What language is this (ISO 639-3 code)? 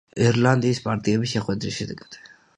kat